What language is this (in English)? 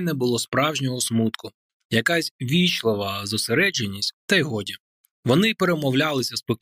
Ukrainian